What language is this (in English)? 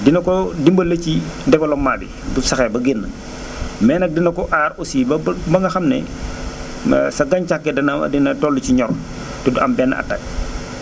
Wolof